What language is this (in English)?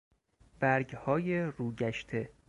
Persian